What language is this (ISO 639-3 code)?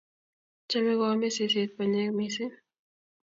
kln